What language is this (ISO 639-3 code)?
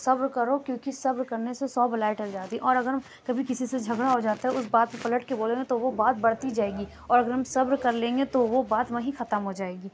urd